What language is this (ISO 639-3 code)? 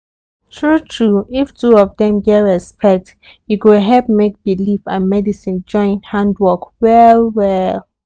pcm